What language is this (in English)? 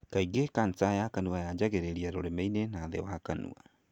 Kikuyu